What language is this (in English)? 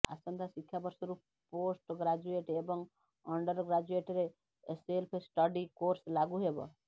Odia